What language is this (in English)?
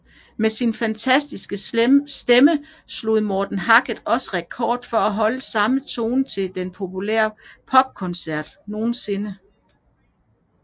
Danish